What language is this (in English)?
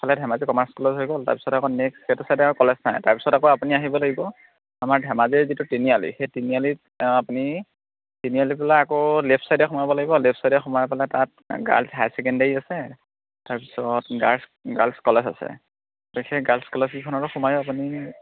Assamese